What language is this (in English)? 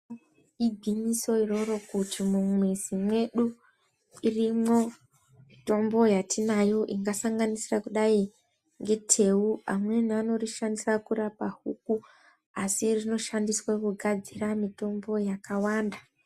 Ndau